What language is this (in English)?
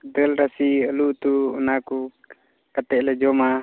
Santali